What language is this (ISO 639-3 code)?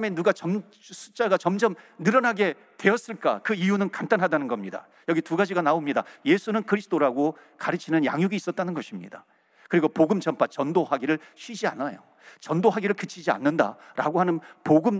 kor